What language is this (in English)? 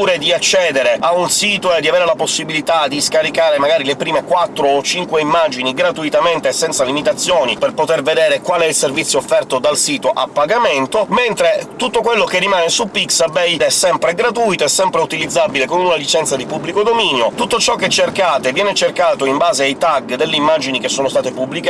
Italian